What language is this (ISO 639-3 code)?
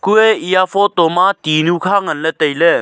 nnp